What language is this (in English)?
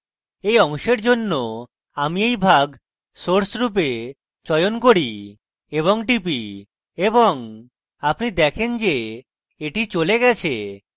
Bangla